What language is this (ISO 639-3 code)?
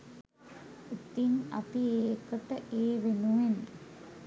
sin